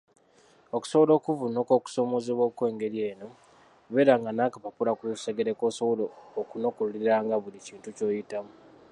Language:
Ganda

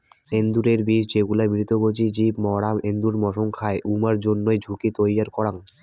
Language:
Bangla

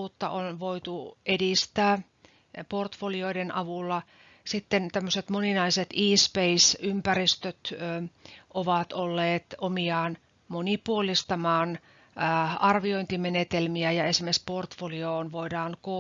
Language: Finnish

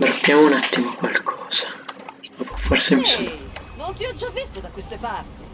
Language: Italian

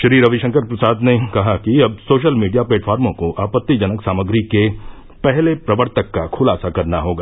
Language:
Hindi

